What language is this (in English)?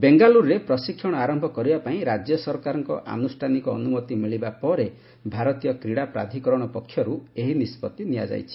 Odia